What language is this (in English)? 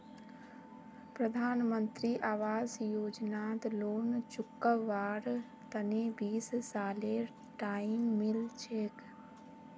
Magahi